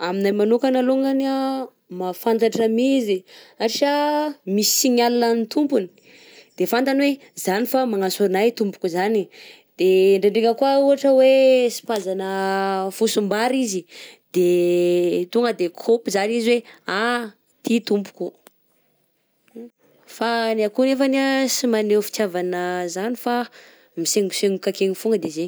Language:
Southern Betsimisaraka Malagasy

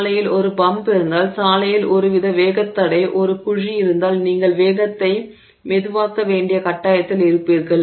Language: Tamil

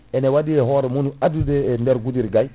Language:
Fula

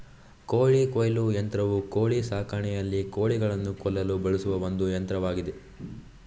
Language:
Kannada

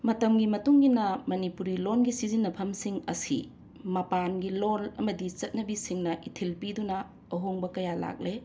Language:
Manipuri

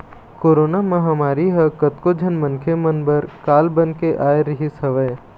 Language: Chhattisgarhi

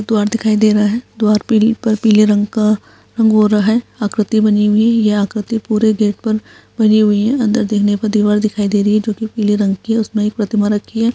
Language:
Hindi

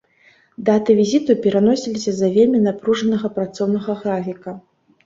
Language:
Belarusian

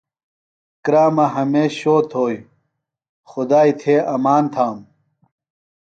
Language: Phalura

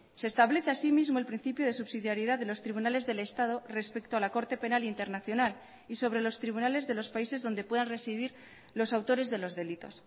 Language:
Spanish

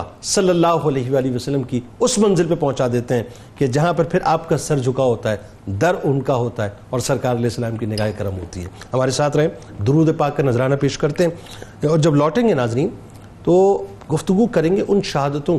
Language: Urdu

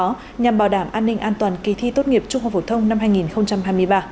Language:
Vietnamese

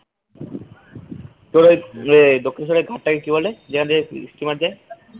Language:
Bangla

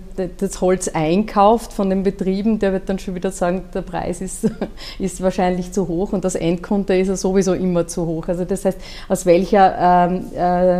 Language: German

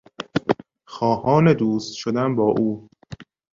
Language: Persian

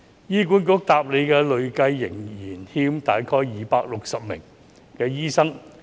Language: Cantonese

